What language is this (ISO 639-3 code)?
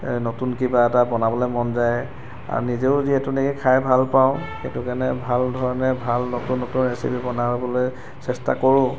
asm